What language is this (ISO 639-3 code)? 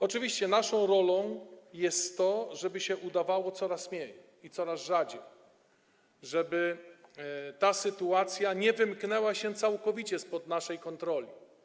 pol